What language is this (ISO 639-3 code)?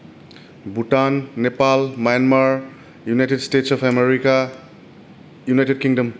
brx